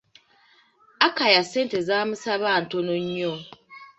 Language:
Ganda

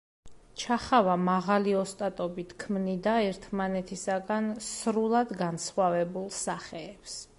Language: Georgian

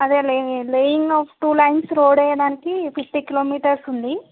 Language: Telugu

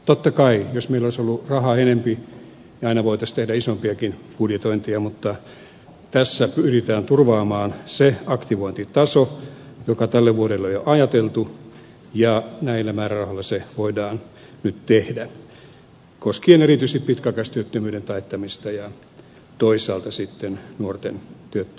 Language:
Finnish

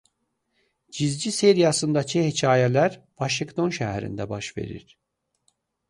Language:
Azerbaijani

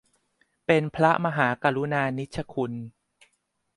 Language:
Thai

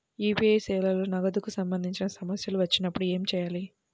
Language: Telugu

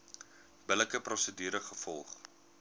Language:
Afrikaans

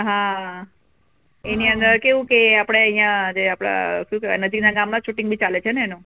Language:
Gujarati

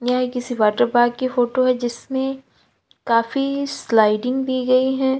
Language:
Hindi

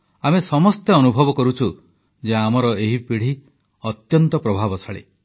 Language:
Odia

